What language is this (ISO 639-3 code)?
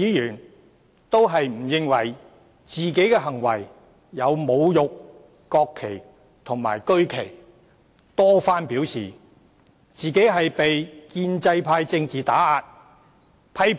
yue